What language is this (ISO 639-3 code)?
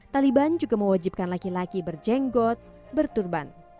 ind